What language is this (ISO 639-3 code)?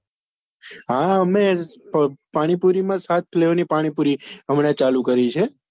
guj